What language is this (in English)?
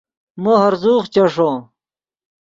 Yidgha